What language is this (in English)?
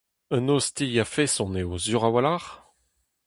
Breton